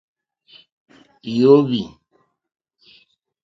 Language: Mokpwe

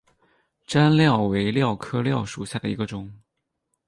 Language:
Chinese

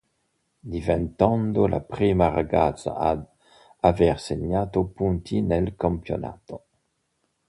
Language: Italian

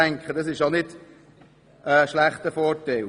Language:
Swiss German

